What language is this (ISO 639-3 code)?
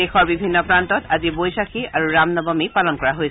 asm